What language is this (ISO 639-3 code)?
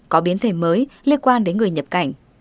vie